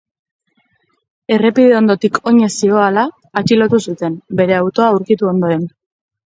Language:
Basque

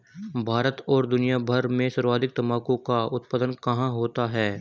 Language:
Hindi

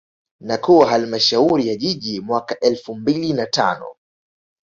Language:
Swahili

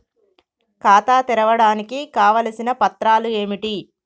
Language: Telugu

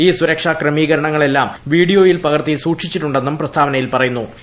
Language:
Malayalam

